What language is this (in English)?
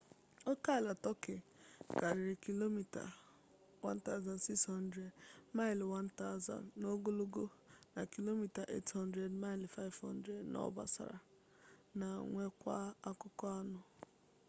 Igbo